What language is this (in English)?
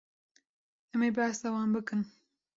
Kurdish